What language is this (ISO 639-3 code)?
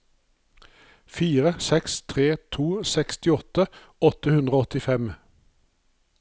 nor